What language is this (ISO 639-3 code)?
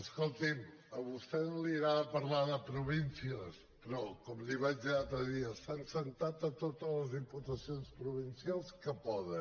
cat